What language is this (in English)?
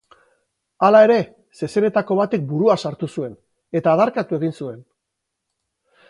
Basque